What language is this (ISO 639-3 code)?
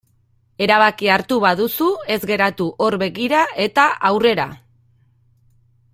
eus